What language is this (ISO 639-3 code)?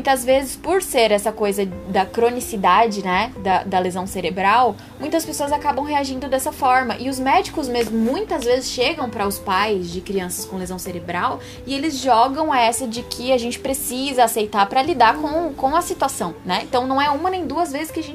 por